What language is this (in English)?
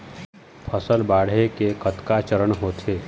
Chhattisgarhi